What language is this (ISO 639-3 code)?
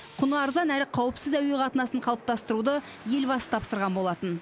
kaz